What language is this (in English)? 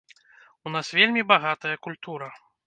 Belarusian